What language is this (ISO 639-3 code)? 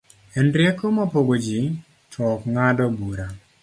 luo